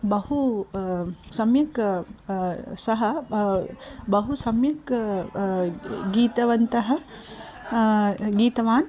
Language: Sanskrit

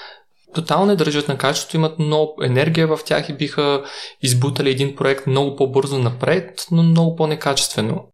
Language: Bulgarian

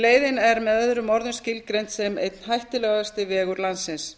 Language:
Icelandic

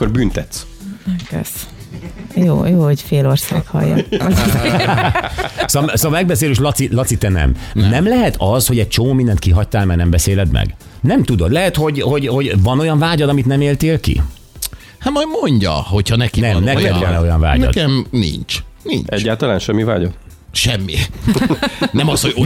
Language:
Hungarian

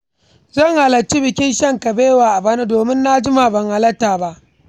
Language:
Hausa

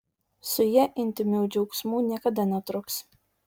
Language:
Lithuanian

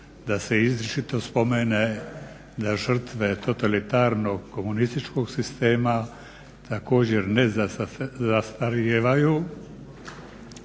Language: Croatian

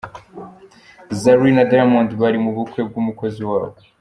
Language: Kinyarwanda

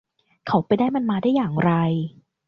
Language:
Thai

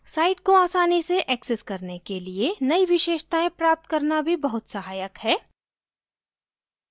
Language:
Hindi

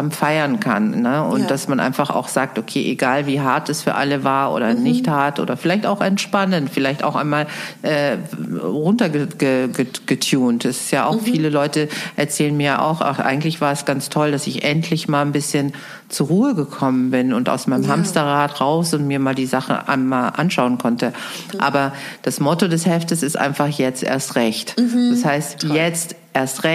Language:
German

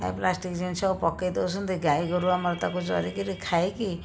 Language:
Odia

